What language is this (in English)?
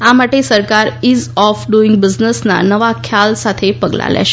Gujarati